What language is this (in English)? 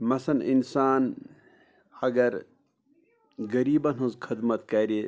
Kashmiri